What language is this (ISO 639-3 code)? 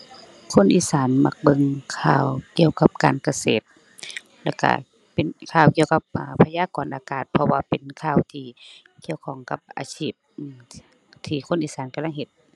tha